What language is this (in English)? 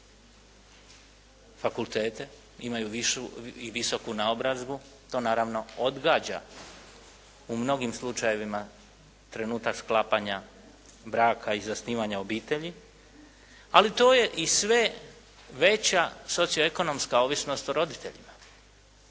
Croatian